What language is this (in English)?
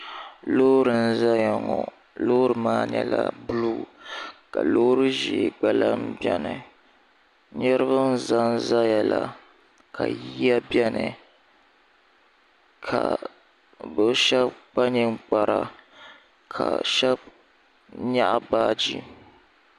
Dagbani